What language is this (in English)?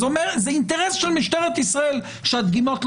Hebrew